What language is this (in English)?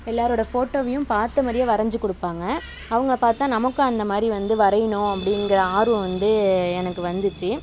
Tamil